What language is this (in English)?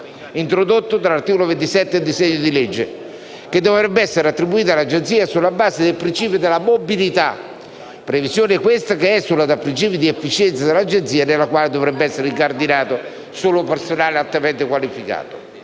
Italian